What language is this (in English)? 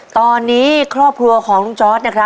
Thai